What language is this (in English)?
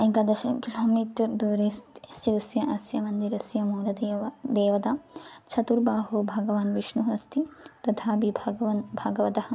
Sanskrit